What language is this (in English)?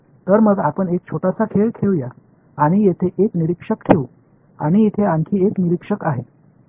Marathi